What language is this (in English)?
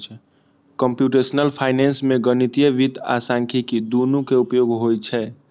Maithili